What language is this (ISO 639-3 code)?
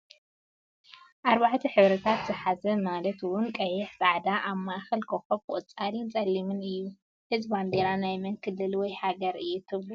tir